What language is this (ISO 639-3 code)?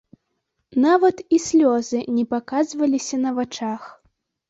bel